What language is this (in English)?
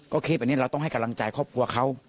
Thai